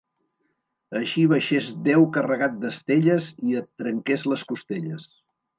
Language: Catalan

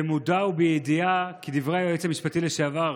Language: Hebrew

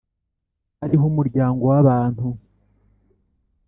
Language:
Kinyarwanda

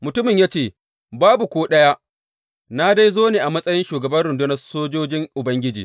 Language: Hausa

